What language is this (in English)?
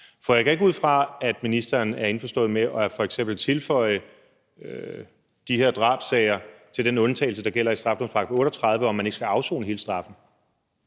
Danish